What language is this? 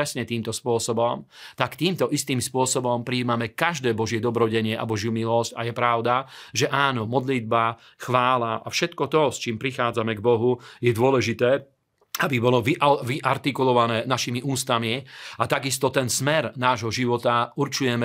Slovak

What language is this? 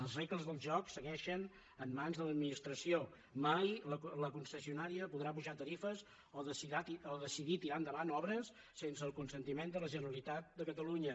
Catalan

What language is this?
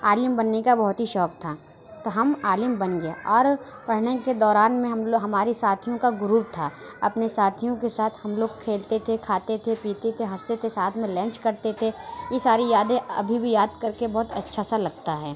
Urdu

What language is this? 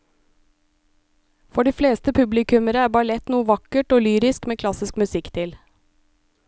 Norwegian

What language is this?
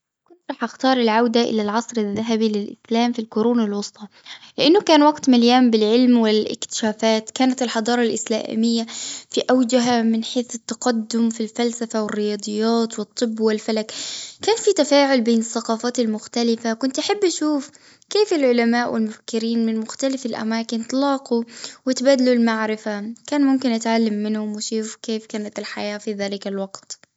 Gulf Arabic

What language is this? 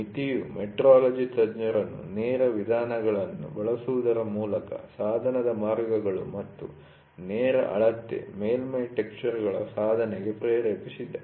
Kannada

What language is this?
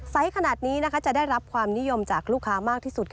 Thai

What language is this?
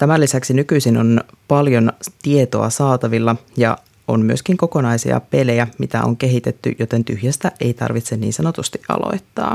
Finnish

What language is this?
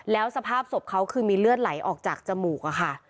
Thai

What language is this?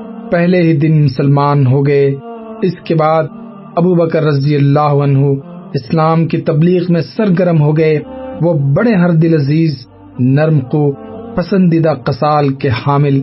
Urdu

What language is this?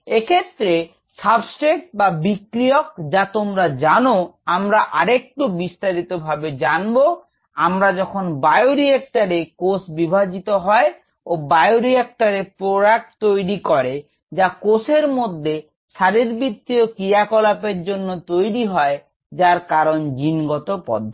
Bangla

